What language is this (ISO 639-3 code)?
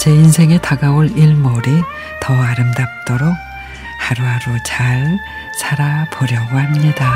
kor